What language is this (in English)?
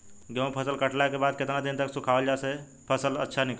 Bhojpuri